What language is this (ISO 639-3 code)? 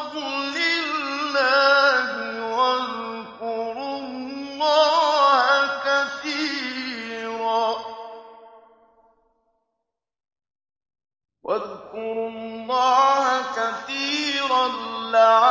ara